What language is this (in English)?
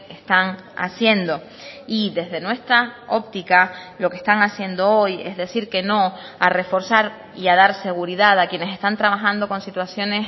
Spanish